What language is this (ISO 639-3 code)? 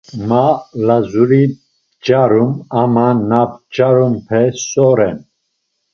lzz